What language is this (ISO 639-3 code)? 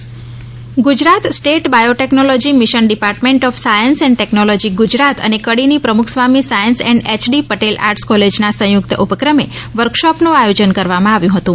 guj